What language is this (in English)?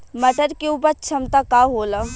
Bhojpuri